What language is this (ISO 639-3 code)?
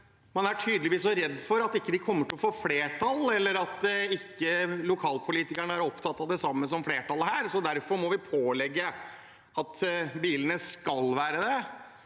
nor